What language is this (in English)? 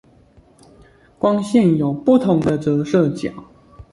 Chinese